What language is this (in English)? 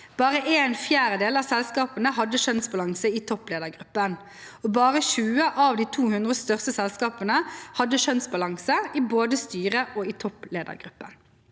Norwegian